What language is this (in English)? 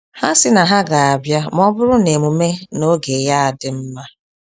Igbo